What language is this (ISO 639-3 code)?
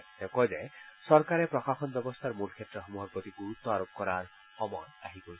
asm